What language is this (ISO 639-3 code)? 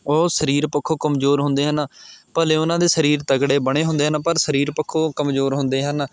pan